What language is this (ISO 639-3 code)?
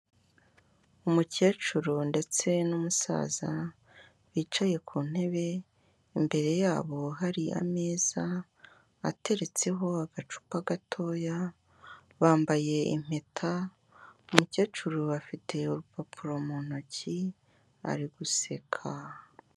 kin